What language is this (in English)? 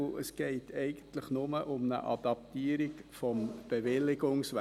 Swiss German